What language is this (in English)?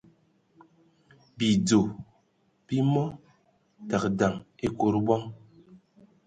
Ewondo